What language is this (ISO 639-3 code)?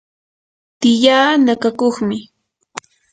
qur